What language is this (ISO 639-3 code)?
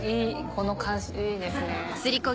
jpn